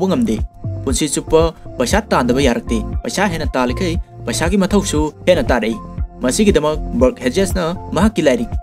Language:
Indonesian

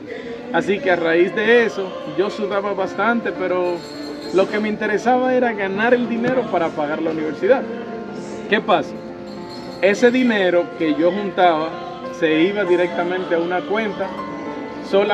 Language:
Spanish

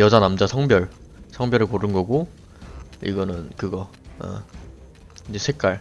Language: Korean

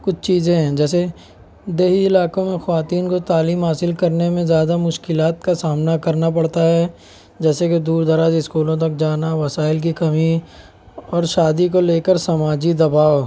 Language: Urdu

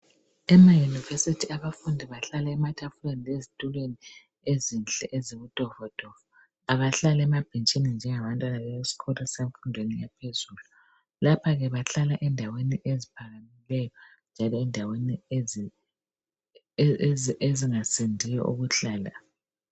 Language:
North Ndebele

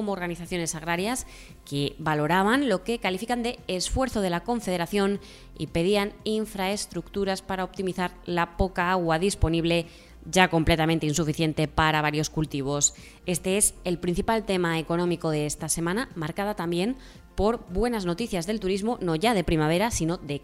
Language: Spanish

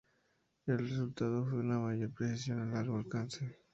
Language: Spanish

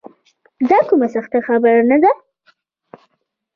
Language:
Pashto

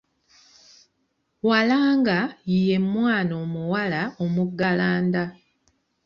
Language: Ganda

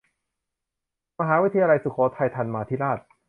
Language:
Thai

